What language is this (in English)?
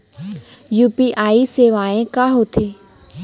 Chhattisgarhi